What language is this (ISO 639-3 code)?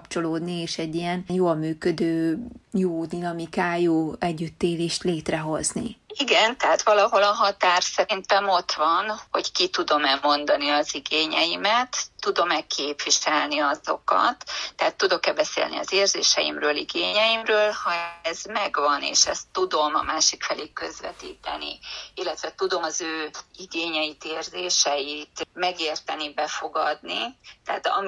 hun